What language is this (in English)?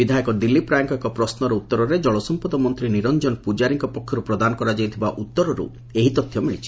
Odia